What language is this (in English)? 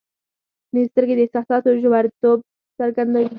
Pashto